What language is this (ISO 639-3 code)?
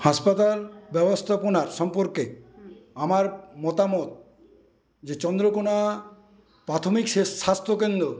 ben